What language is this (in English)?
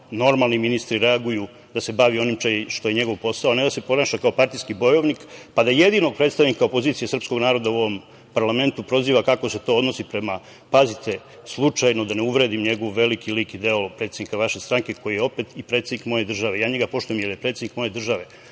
Serbian